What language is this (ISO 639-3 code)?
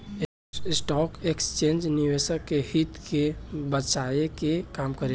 bho